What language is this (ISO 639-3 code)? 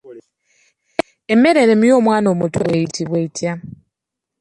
lug